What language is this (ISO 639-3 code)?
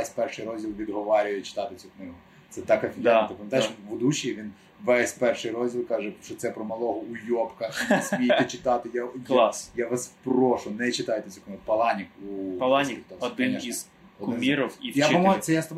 ukr